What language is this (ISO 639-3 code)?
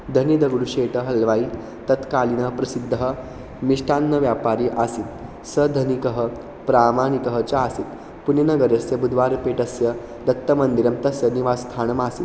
san